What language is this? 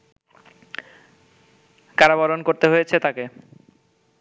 Bangla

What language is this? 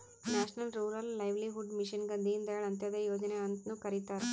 Kannada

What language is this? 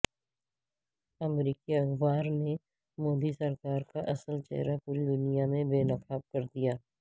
Urdu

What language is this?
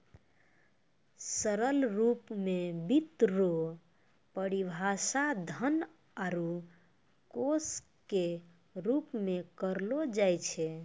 Maithili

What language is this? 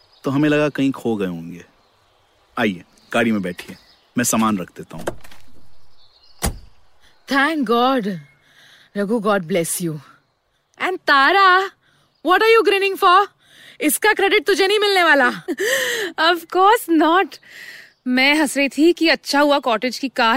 Hindi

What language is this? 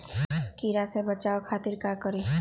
Magahi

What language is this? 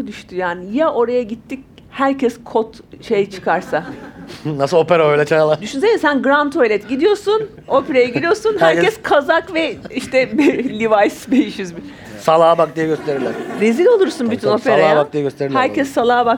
Turkish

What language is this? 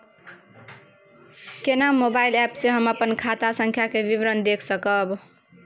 Maithili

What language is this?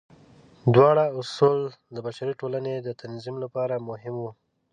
Pashto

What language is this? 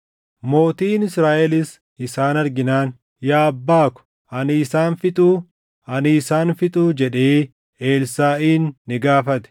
Oromo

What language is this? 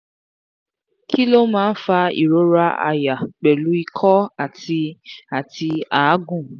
Yoruba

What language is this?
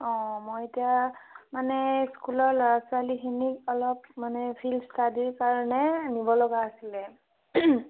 Assamese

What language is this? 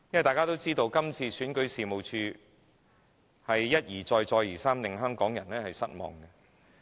Cantonese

